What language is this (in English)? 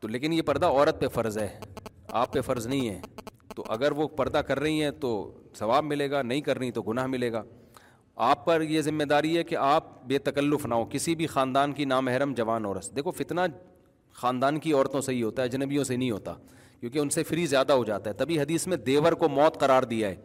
Urdu